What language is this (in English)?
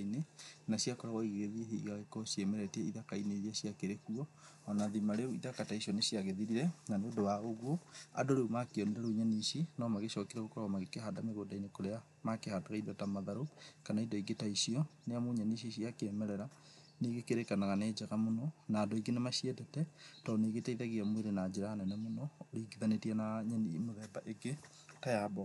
Kikuyu